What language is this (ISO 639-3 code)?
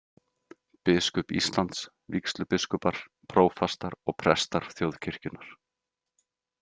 isl